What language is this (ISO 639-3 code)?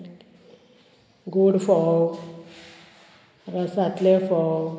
kok